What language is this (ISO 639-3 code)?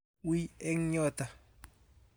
kln